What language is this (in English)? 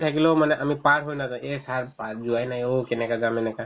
Assamese